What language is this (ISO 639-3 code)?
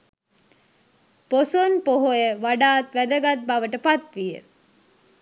sin